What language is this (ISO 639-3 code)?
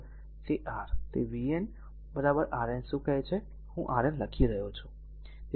guj